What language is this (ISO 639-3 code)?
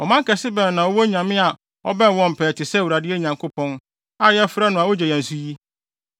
aka